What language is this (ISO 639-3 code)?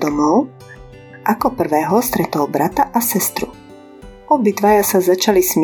slk